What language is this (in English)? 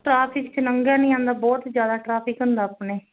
Punjabi